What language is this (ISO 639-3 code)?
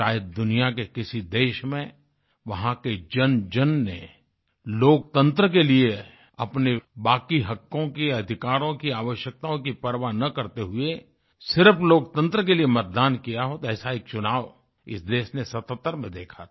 hin